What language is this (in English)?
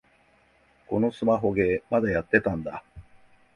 Japanese